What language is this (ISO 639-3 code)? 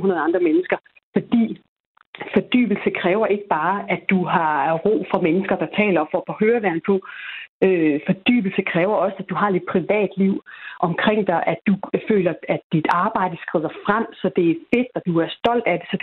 dan